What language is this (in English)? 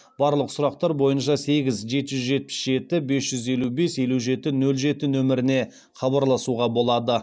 Kazakh